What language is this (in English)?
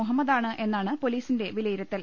Malayalam